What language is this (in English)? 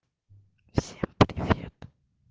Russian